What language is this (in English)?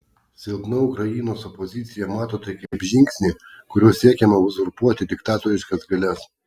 Lithuanian